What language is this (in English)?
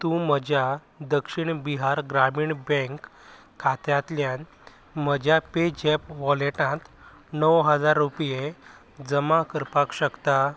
Konkani